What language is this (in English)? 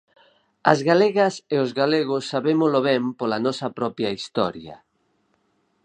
Galician